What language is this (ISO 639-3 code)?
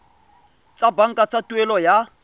tsn